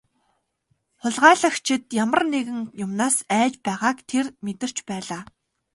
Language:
Mongolian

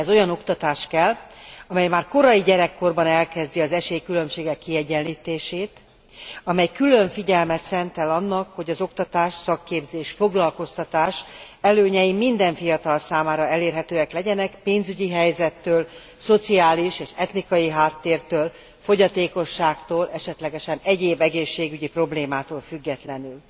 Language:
Hungarian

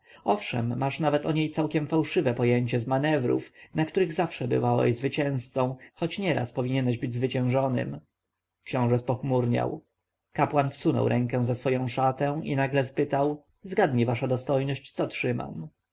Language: Polish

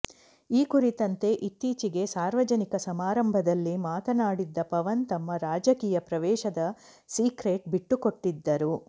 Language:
Kannada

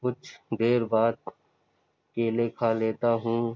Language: Urdu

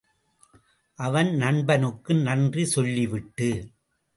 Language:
Tamil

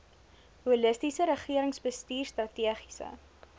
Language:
Afrikaans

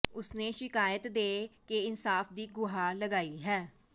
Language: Punjabi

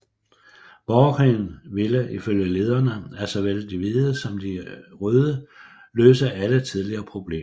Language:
Danish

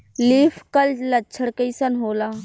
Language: Bhojpuri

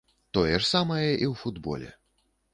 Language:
Belarusian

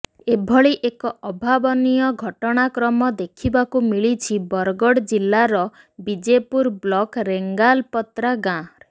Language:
Odia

